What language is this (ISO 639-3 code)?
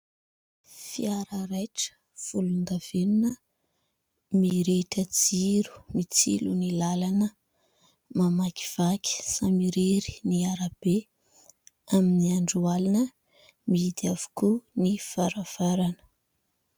mlg